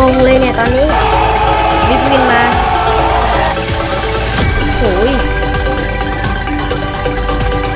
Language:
Thai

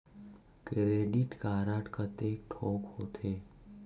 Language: Chhattisgarhi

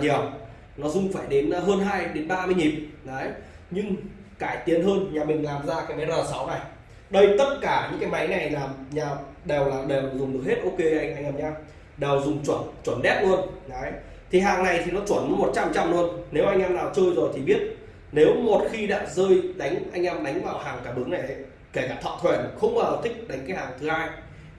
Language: Vietnamese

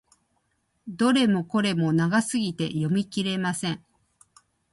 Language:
Japanese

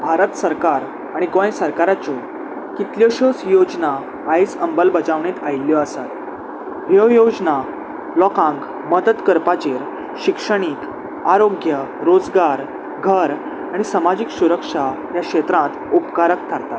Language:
Konkani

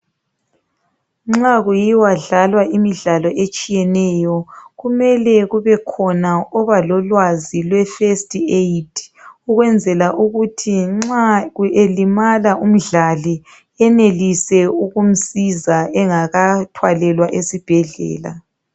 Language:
North Ndebele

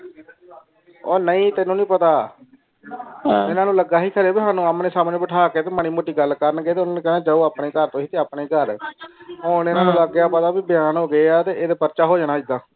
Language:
Punjabi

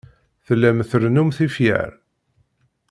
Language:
Kabyle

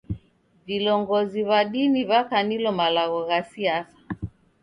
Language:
Taita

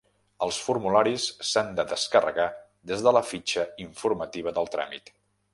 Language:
Catalan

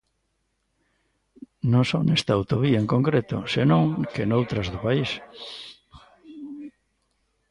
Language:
Galician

